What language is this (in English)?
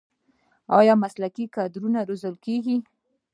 Pashto